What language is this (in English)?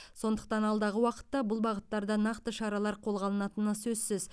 Kazakh